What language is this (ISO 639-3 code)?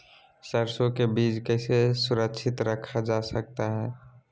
mag